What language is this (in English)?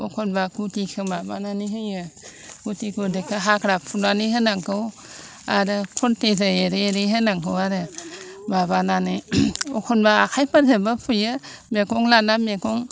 Bodo